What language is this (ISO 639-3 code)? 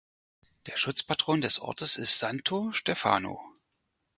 deu